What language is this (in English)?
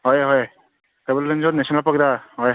Manipuri